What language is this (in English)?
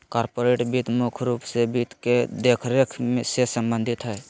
Magahi